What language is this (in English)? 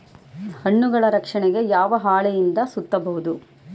Kannada